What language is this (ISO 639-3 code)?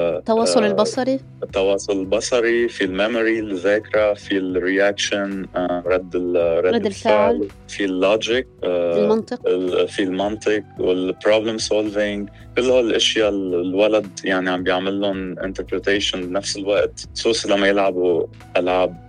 ara